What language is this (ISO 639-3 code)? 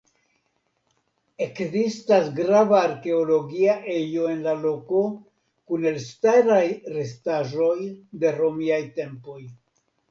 epo